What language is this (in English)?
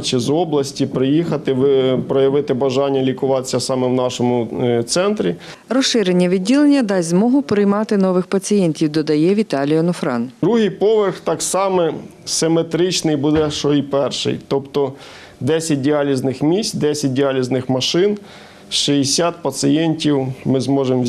Ukrainian